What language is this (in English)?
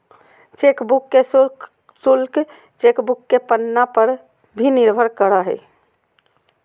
Magahi